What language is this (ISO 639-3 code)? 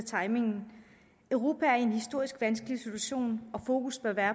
dan